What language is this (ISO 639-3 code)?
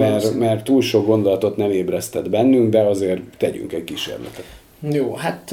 hun